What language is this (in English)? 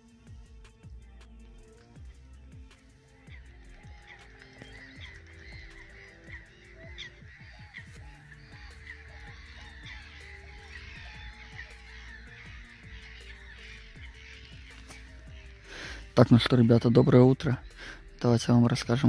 Russian